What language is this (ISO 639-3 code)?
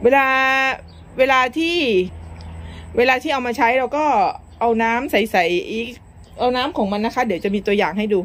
tha